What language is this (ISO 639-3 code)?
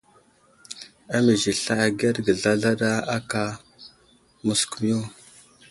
udl